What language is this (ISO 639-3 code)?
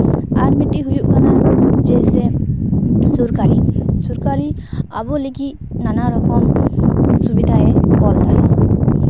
sat